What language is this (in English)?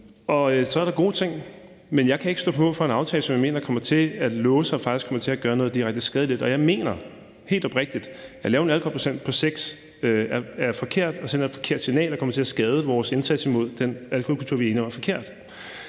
Danish